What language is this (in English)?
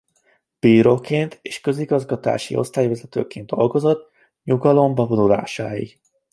Hungarian